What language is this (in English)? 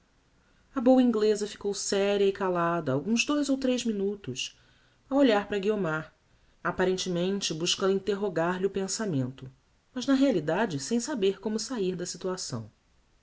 Portuguese